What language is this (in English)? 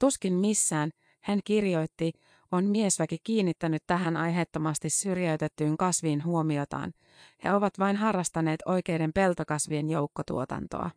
Finnish